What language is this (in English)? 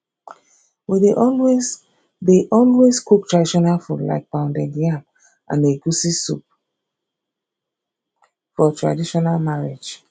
Nigerian Pidgin